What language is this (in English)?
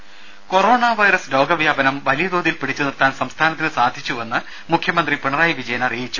Malayalam